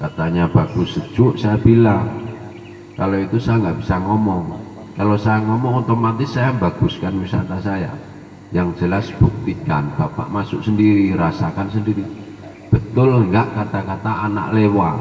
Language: Indonesian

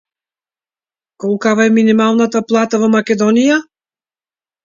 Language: Macedonian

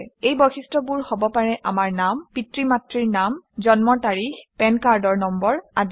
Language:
Assamese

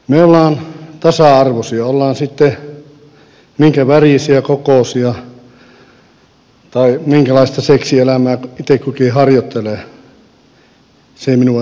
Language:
Finnish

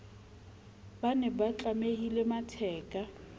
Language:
Southern Sotho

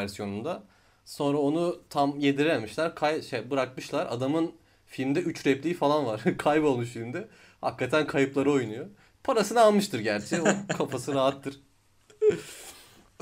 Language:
Turkish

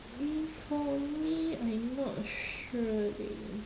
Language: English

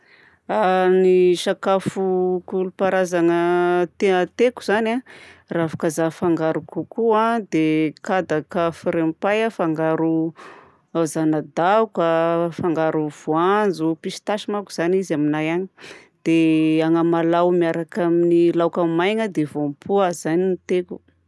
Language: Southern Betsimisaraka Malagasy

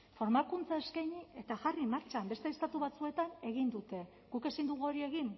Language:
Basque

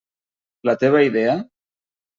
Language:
Catalan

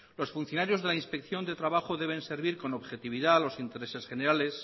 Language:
Spanish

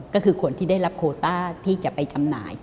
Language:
Thai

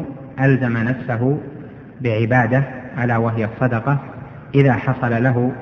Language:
Arabic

